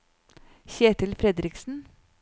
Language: Norwegian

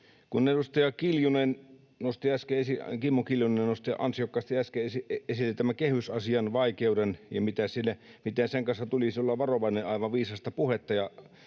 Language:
Finnish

